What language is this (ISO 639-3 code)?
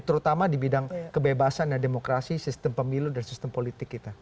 ind